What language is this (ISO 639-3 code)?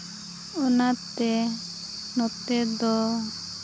sat